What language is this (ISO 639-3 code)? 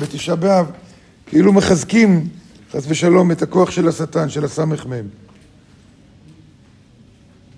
heb